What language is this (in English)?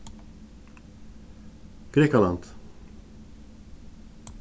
Faroese